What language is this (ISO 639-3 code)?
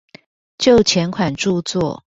zho